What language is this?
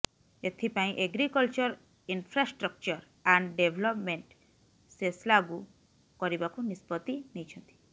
Odia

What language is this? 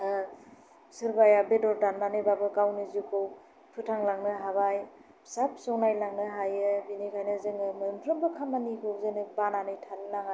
Bodo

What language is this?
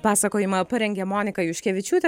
Lithuanian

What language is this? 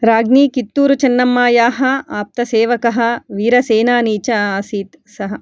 Sanskrit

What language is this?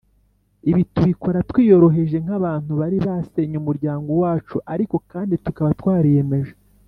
Kinyarwanda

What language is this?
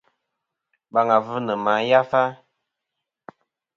Kom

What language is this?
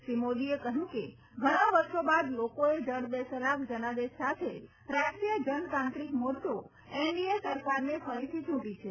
Gujarati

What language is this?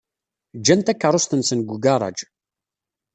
Kabyle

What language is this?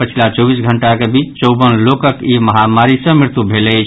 Maithili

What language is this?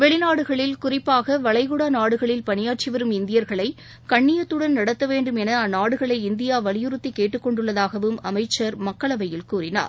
Tamil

